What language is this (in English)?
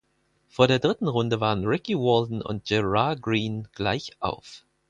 German